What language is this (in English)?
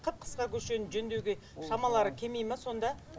Kazakh